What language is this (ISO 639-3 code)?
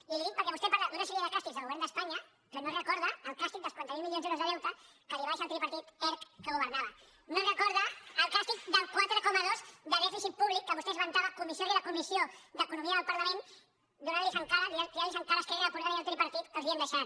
cat